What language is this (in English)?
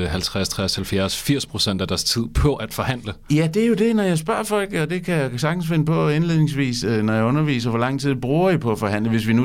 Danish